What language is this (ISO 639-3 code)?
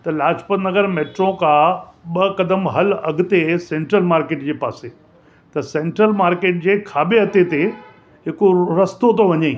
snd